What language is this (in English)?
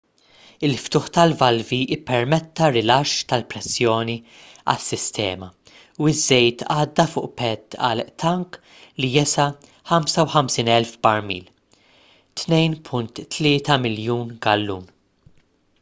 Maltese